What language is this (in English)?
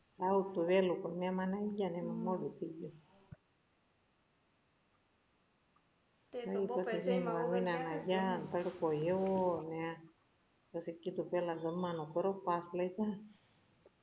Gujarati